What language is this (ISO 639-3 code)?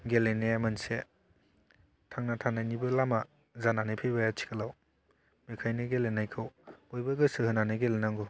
brx